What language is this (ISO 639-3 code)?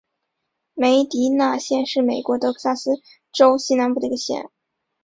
zho